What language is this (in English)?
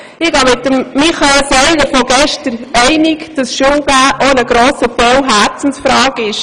Swiss German